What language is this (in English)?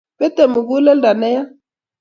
Kalenjin